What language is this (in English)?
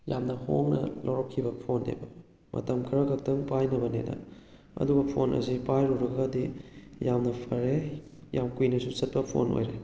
Manipuri